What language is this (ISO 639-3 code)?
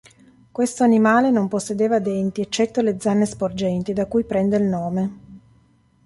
ita